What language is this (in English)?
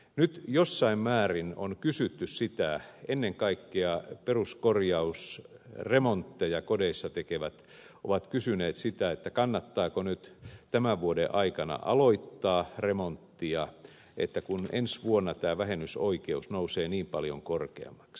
Finnish